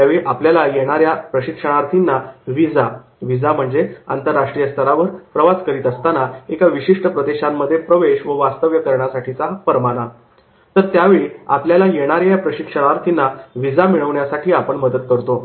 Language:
Marathi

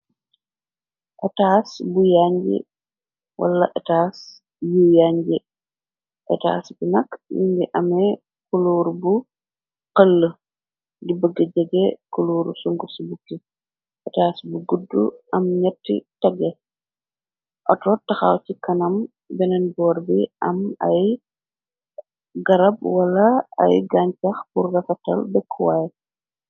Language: Wolof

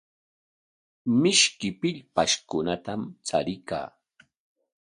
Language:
Corongo Ancash Quechua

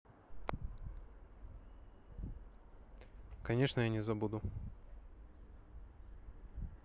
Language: Russian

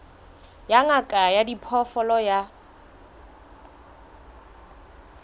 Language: Southern Sotho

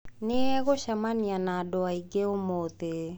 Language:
Kikuyu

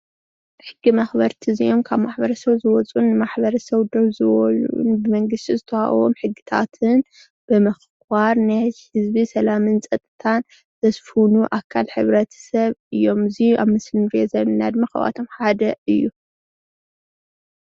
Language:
Tigrinya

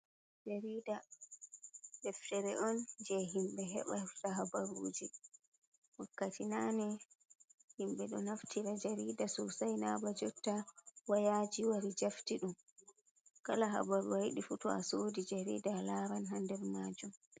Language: Fula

